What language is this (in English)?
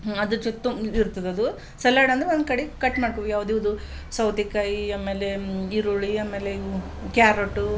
Kannada